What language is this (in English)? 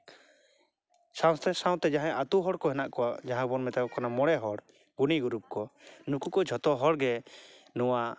Santali